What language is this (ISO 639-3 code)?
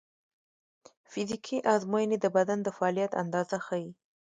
pus